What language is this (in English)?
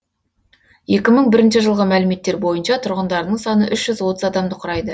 Kazakh